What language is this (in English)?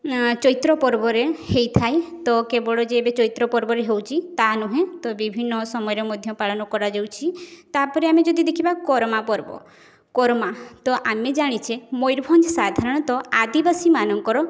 Odia